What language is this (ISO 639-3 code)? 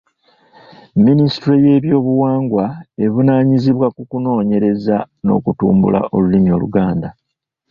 lug